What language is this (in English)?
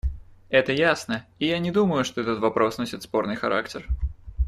Russian